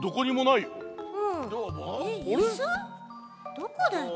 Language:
Japanese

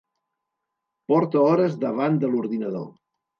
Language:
Catalan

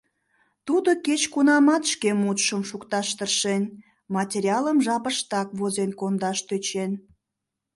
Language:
Mari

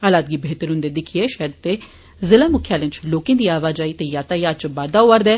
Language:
Dogri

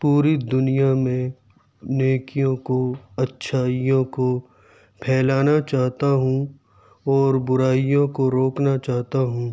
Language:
Urdu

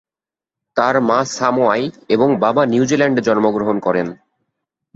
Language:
Bangla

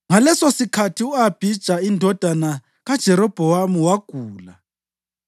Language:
North Ndebele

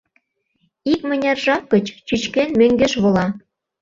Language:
Mari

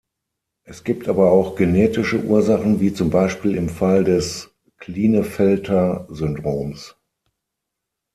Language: German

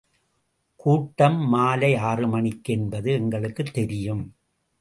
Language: Tamil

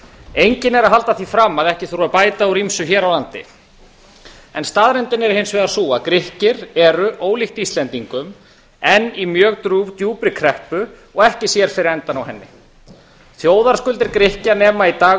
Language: Icelandic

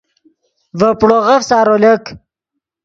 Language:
Yidgha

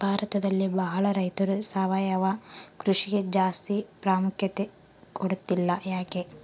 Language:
Kannada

